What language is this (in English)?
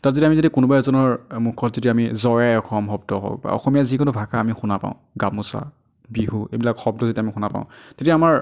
Assamese